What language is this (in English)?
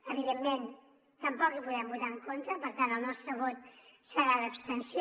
Catalan